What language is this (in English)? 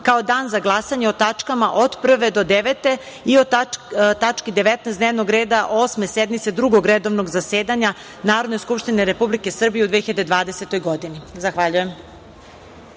Serbian